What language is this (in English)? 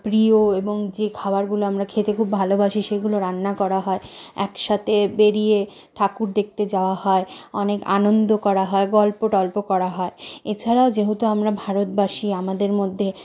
Bangla